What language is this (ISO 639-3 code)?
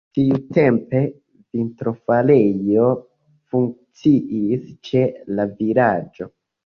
epo